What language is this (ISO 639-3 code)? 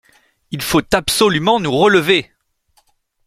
fra